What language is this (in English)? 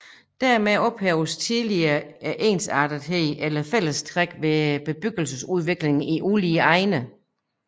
Danish